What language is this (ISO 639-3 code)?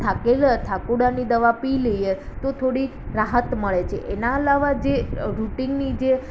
guj